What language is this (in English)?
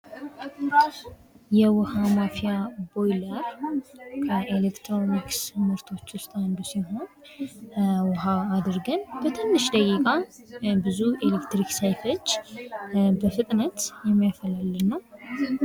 Amharic